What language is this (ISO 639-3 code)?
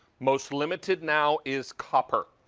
eng